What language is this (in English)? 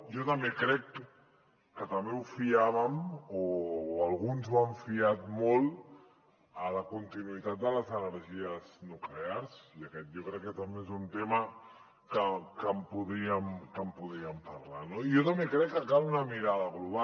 Catalan